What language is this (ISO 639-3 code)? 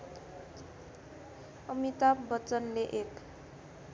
nep